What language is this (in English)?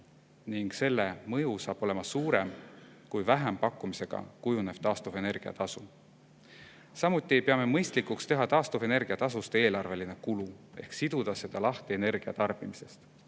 Estonian